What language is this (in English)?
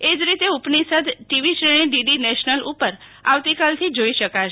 Gujarati